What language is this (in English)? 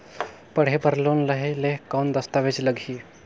Chhattisgarhi